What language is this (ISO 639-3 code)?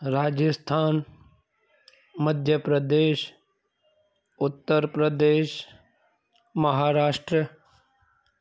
snd